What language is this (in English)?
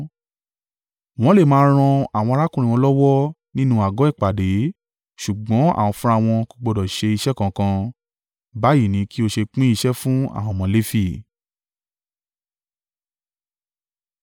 Yoruba